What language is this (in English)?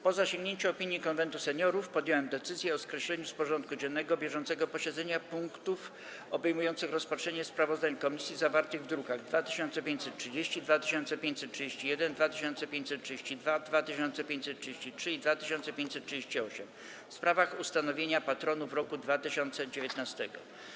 Polish